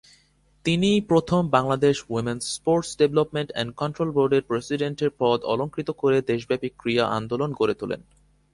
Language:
Bangla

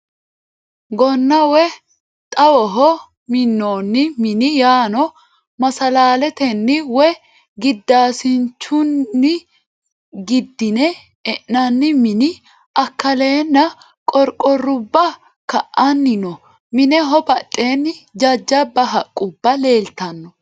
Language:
Sidamo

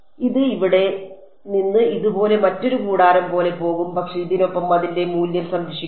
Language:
Malayalam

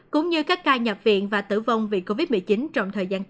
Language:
Vietnamese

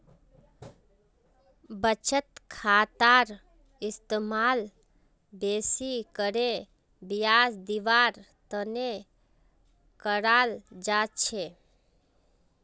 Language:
Magahi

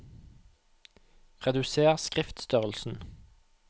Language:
Norwegian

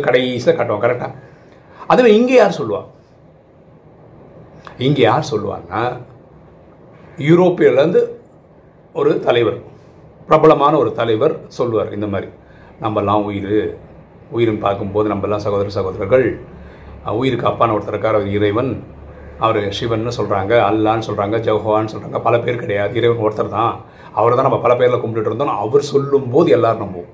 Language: Tamil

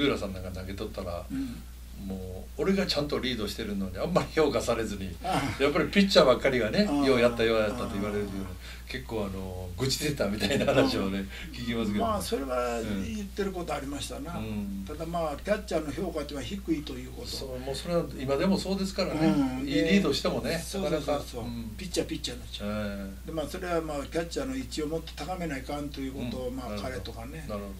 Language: Japanese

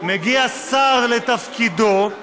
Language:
Hebrew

